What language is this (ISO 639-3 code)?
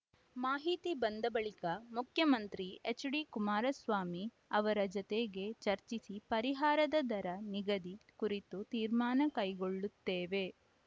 kan